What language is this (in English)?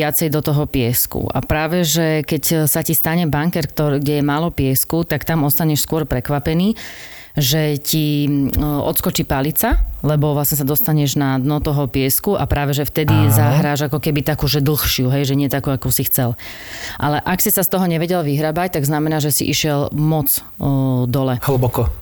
Slovak